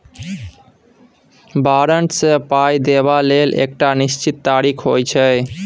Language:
Maithili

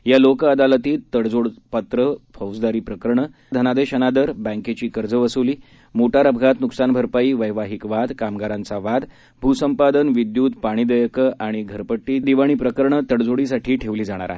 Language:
Marathi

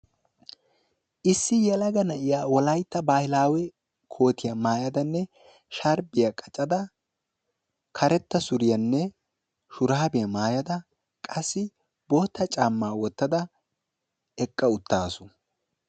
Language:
Wolaytta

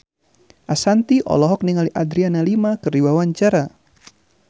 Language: Sundanese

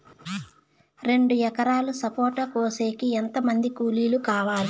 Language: Telugu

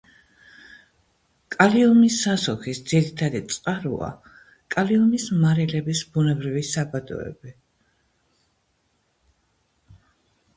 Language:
Georgian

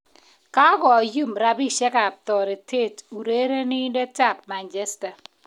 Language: Kalenjin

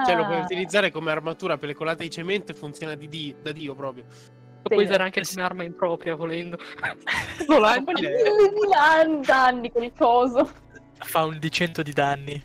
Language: Italian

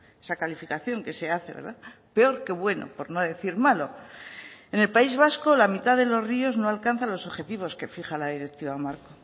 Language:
Spanish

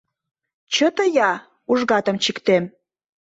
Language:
Mari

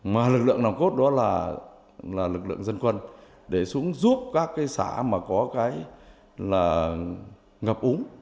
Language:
Vietnamese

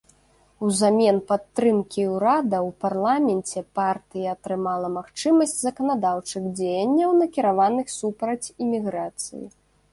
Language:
Belarusian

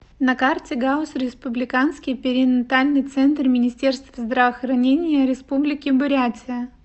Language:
Russian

